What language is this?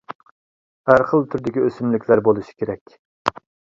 Uyghur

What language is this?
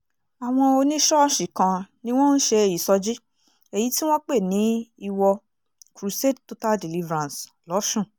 Yoruba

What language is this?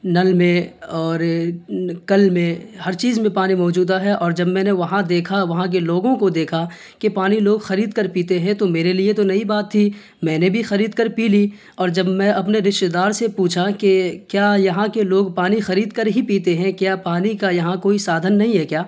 Urdu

